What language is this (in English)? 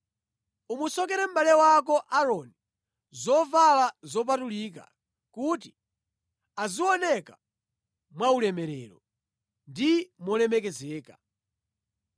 Nyanja